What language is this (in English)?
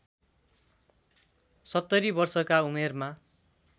Nepali